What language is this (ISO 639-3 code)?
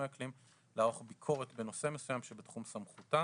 heb